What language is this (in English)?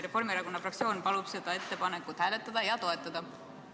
Estonian